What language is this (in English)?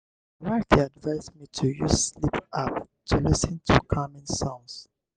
Nigerian Pidgin